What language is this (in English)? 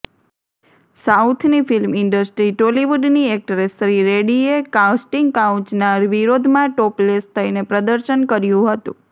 Gujarati